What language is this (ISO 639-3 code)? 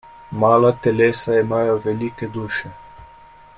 slv